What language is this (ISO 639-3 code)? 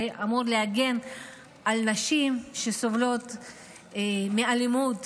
heb